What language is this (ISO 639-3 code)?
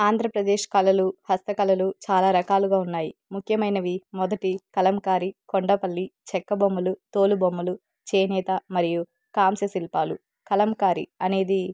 tel